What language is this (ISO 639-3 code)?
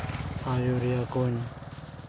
sat